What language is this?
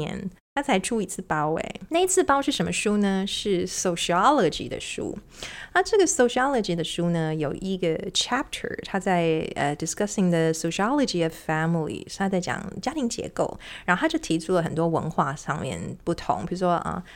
Chinese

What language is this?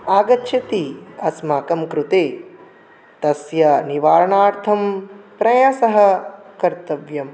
Sanskrit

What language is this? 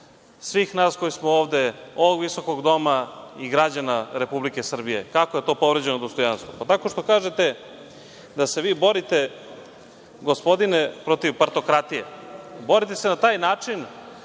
Serbian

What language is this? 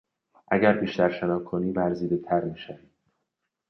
Persian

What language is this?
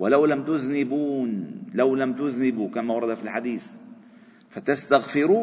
Arabic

